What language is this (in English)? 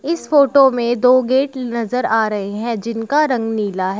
Hindi